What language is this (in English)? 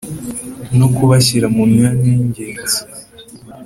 Kinyarwanda